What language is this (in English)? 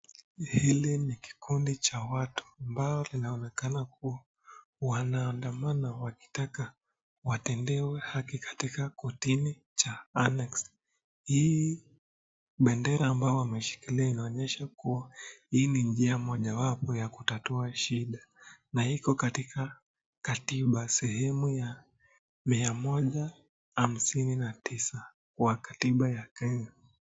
Swahili